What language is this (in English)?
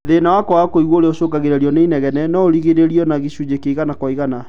Kikuyu